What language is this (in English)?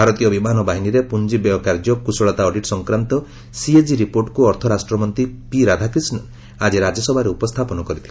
Odia